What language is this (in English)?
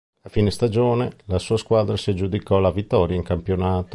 Italian